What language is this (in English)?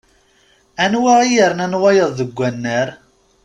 Kabyle